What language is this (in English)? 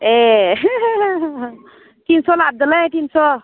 Bodo